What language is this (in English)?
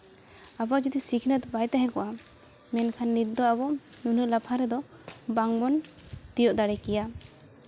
Santali